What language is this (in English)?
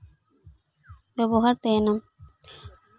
Santali